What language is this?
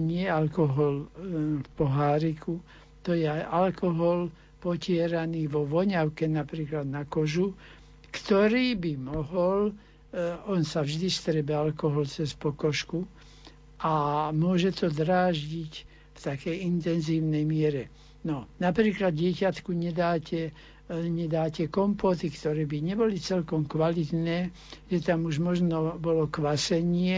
Slovak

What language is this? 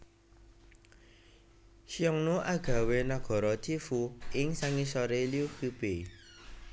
Javanese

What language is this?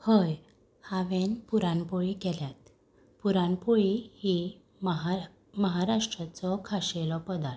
Konkani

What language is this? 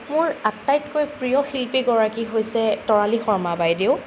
Assamese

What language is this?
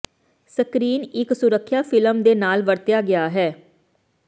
Punjabi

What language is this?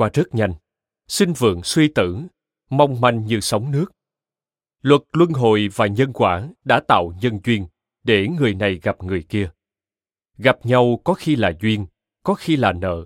Vietnamese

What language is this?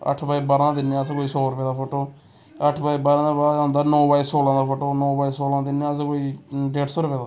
Dogri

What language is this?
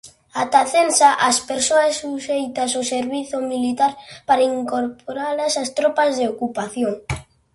Galician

